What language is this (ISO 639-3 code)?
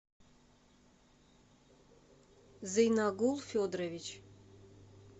rus